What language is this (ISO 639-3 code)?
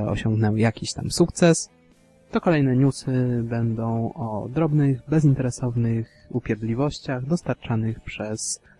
pol